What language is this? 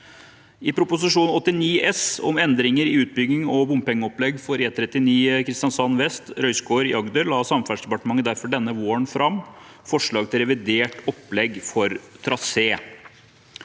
Norwegian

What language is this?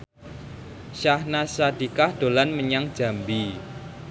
Javanese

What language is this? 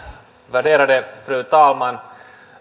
Finnish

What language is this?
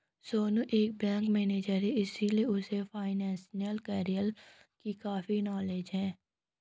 Hindi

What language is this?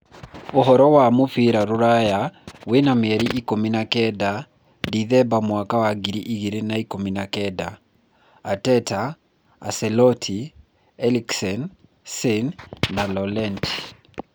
Kikuyu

